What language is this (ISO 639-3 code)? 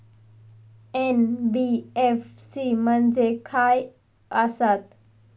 mar